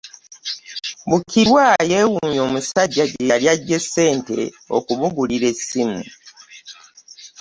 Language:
Ganda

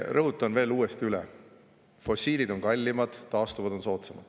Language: Estonian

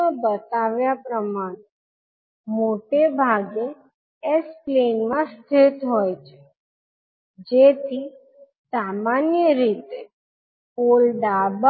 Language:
Gujarati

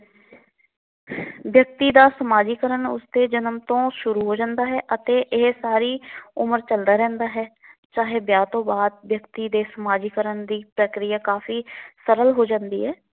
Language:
Punjabi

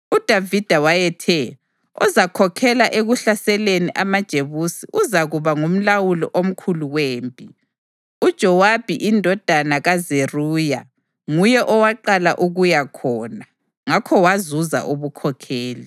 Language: North Ndebele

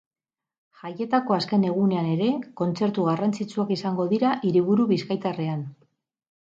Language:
Basque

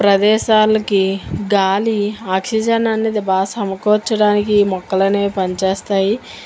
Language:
Telugu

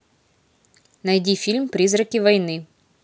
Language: Russian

